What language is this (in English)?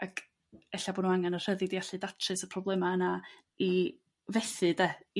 Welsh